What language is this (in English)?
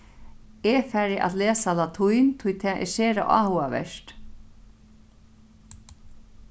Faroese